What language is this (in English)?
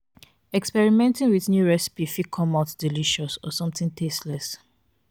Nigerian Pidgin